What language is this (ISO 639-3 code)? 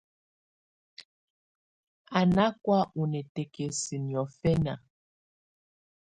tvu